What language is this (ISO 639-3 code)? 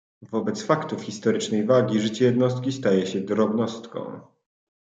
pol